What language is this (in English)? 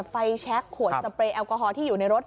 Thai